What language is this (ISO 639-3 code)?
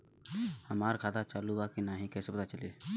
bho